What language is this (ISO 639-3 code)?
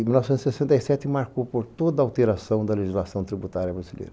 por